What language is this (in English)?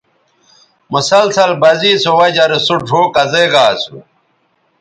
Bateri